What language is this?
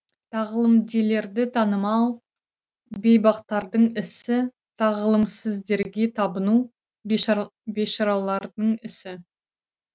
Kazakh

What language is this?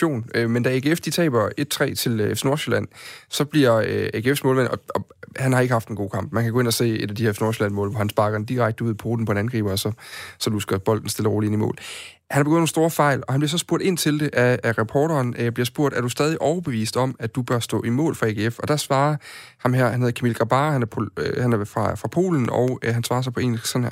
Danish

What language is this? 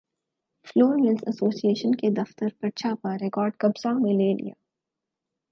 Urdu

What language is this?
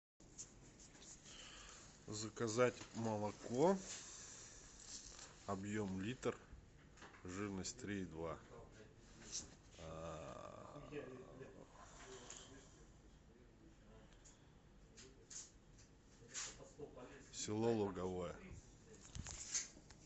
Russian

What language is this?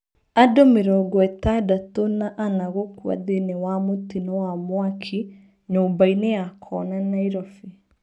Kikuyu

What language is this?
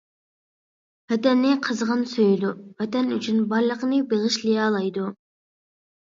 Uyghur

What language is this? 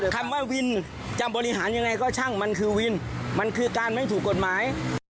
Thai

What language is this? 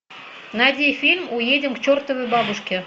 Russian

